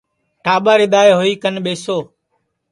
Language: Sansi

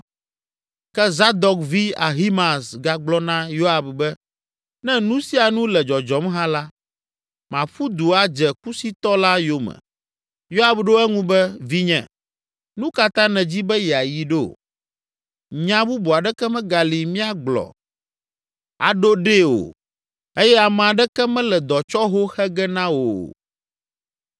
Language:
Ewe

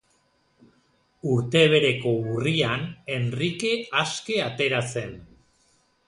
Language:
Basque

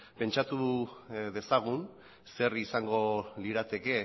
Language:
Basque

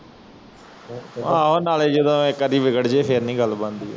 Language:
Punjabi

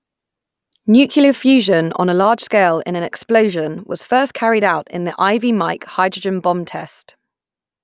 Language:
English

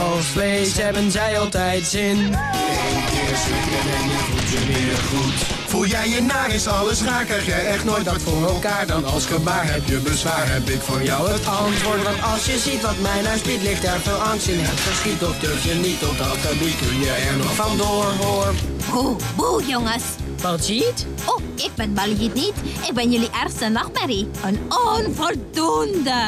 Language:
Dutch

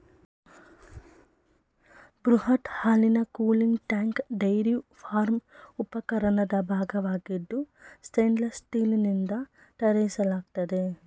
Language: Kannada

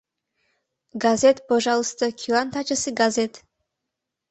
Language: Mari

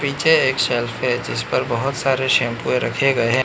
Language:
Hindi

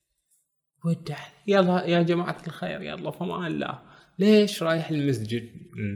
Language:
Arabic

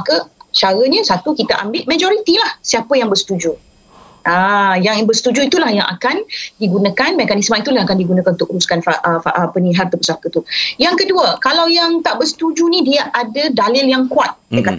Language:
Malay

